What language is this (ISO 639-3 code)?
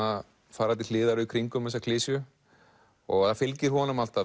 isl